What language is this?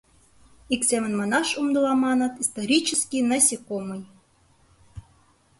Mari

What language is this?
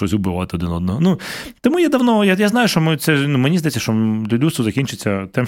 Ukrainian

